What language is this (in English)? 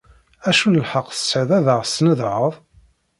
Kabyle